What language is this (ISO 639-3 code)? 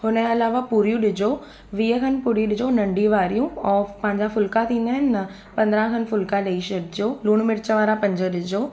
snd